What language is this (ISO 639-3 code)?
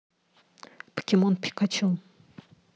rus